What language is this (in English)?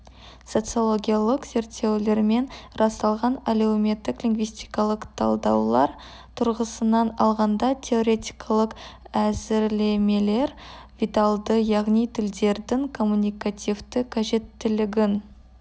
Kazakh